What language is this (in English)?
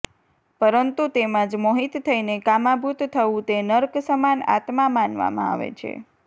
Gujarati